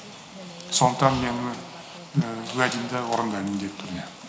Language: Kazakh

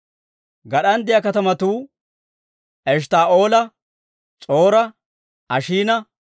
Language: Dawro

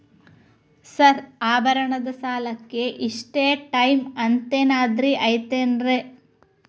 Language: Kannada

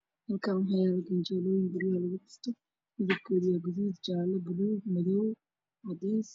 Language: Somali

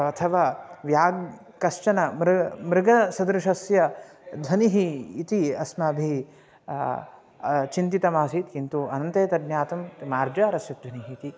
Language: Sanskrit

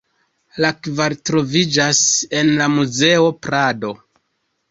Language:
Esperanto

